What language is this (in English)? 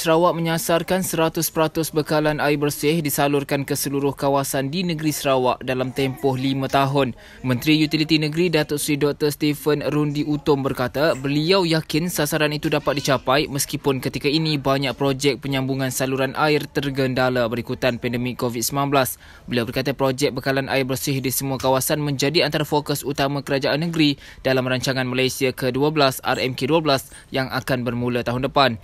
Malay